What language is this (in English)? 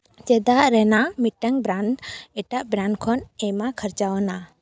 Santali